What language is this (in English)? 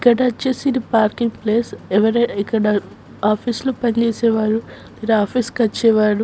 Telugu